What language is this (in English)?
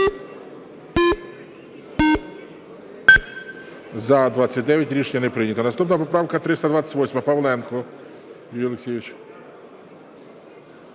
Ukrainian